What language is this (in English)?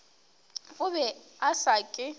Northern Sotho